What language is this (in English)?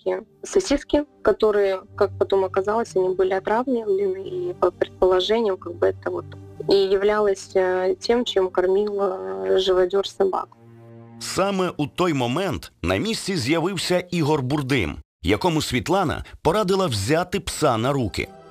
Ukrainian